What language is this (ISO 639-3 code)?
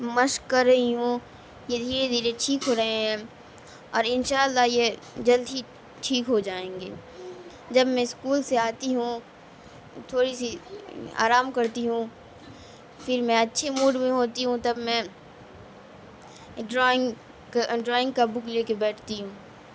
urd